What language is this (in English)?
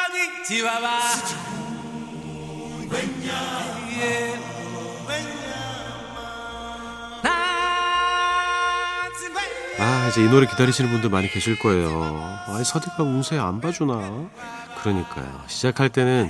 Korean